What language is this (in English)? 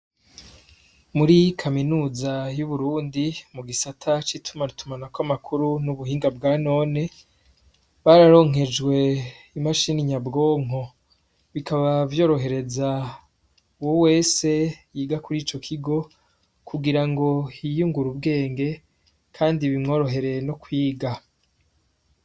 Rundi